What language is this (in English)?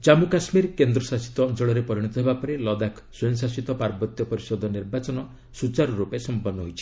Odia